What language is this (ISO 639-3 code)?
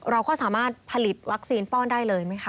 tha